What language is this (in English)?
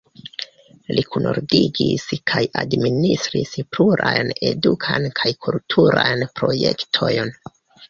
Esperanto